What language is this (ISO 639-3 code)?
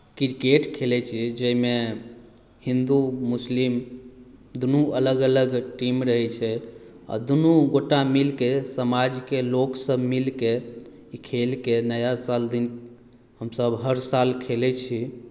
mai